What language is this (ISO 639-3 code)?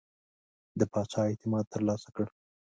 pus